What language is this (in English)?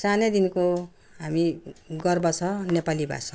Nepali